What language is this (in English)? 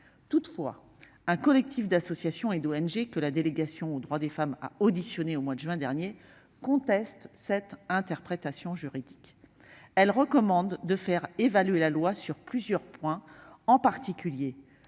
French